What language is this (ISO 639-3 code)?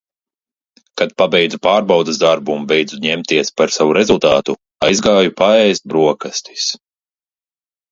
lav